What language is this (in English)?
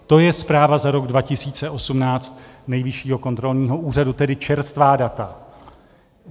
Czech